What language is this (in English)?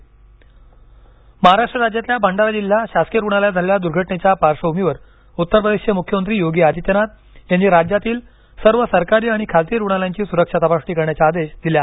Marathi